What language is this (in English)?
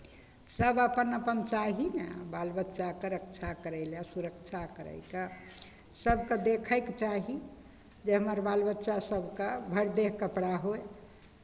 Maithili